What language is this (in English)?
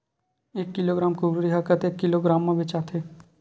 Chhattisgarhi